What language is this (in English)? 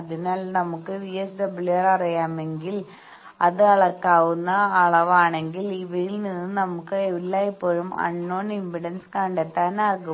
Malayalam